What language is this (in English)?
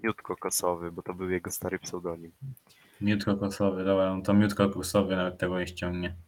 Polish